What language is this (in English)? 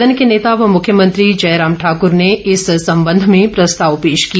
Hindi